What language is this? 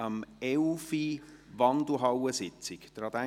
Swiss German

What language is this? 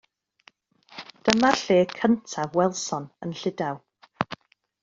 Welsh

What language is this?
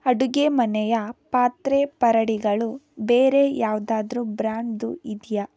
Kannada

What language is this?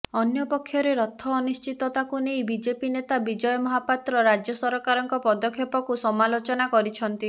Odia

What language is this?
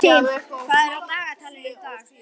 Icelandic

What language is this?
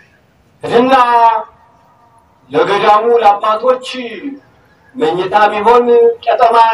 Turkish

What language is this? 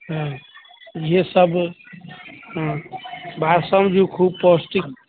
Maithili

